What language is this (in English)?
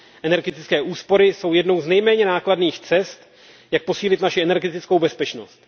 Czech